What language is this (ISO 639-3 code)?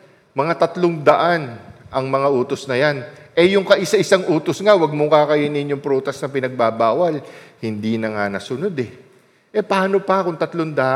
fil